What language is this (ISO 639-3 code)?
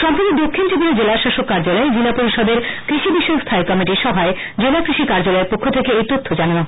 ben